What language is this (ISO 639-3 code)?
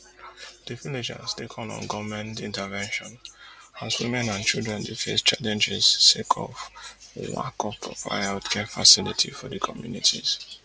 pcm